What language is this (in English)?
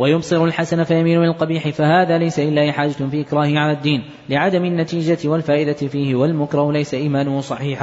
Arabic